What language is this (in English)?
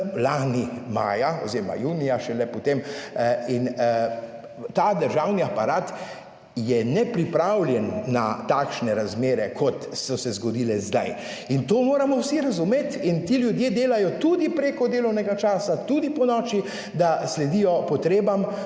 Slovenian